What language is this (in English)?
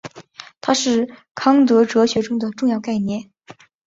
Chinese